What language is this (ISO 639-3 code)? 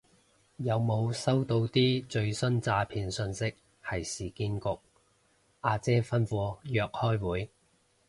yue